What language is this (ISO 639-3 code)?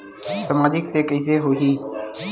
hne